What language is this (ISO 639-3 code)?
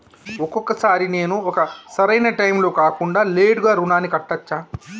tel